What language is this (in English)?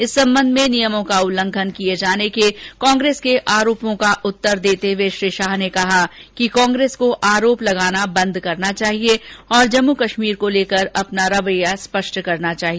Hindi